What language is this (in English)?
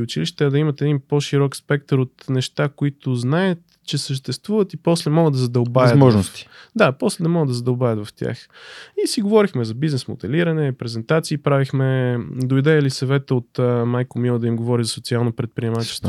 Bulgarian